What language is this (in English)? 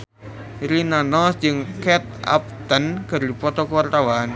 Sundanese